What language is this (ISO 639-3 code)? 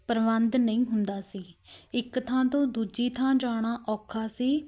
pan